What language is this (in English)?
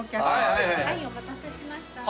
Japanese